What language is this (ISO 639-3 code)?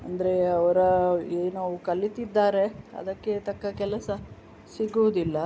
kan